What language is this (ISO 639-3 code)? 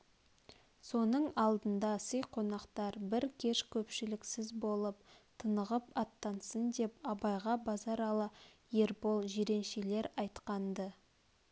kaz